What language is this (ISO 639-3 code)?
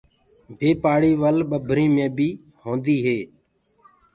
ggg